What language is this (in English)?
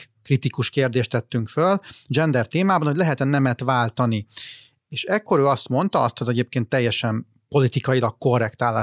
Hungarian